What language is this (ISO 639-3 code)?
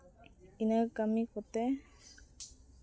sat